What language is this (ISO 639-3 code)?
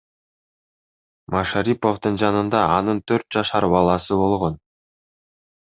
kir